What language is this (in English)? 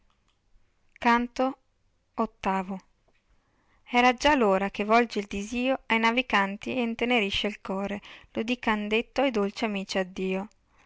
Italian